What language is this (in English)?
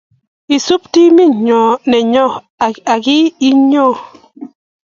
Kalenjin